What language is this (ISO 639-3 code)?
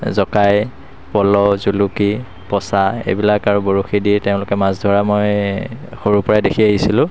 asm